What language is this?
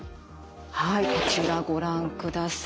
Japanese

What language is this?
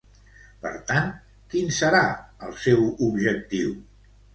Catalan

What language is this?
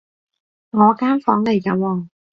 Cantonese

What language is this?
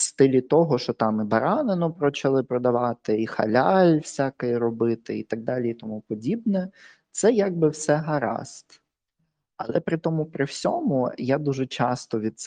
Ukrainian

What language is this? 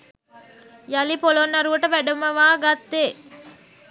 Sinhala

